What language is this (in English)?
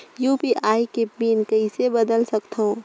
Chhattisgarhi